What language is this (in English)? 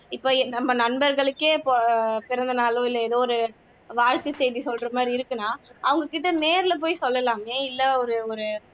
Tamil